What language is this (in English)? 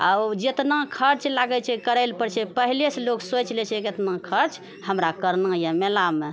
Maithili